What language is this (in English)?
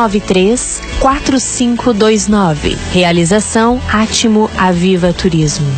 Portuguese